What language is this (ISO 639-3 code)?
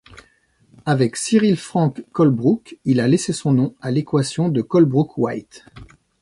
fra